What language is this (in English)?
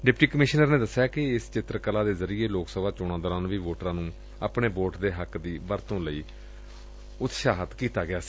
Punjabi